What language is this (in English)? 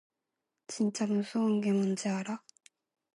Korean